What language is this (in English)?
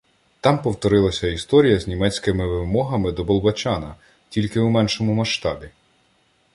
Ukrainian